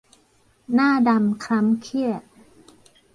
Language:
Thai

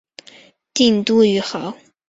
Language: Chinese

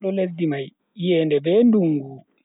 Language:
Bagirmi Fulfulde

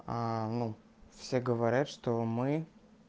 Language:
Russian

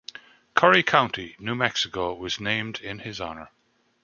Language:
English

